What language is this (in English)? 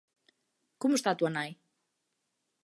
Galician